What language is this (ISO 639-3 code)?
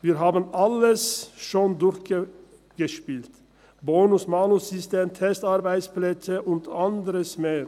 gsw